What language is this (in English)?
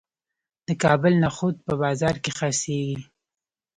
Pashto